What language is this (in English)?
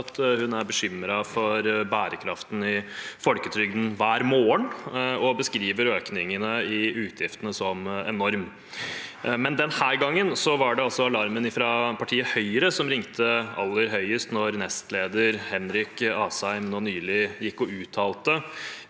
Norwegian